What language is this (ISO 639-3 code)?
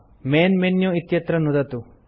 san